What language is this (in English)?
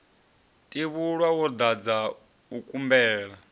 Venda